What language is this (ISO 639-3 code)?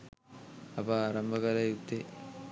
sin